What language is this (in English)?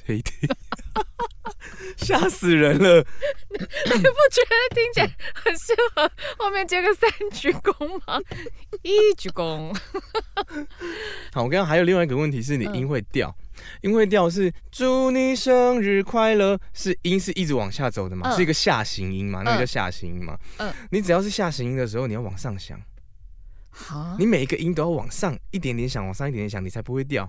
Chinese